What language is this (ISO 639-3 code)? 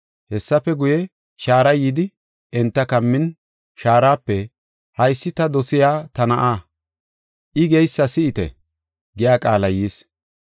gof